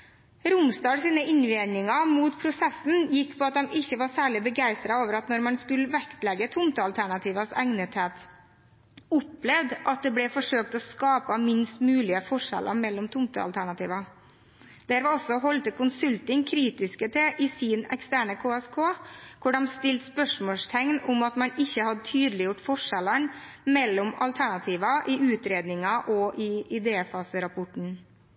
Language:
Norwegian Bokmål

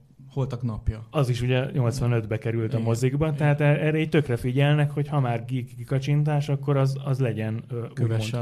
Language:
Hungarian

